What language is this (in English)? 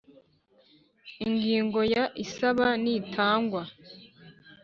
Kinyarwanda